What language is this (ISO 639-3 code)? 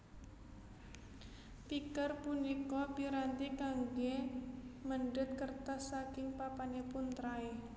jav